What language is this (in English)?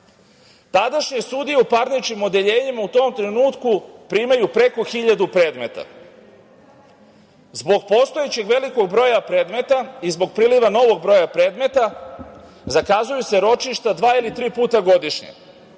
Serbian